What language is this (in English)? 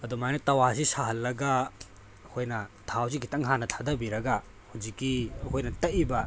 Manipuri